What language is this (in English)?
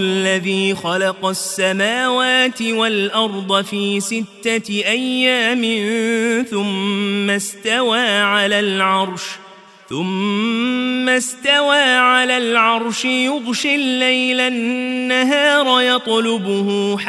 Arabic